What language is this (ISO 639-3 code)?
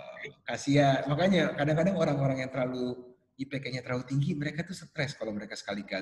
ind